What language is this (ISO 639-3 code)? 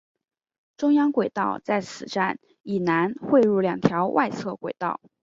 zho